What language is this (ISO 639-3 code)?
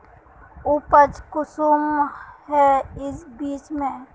mag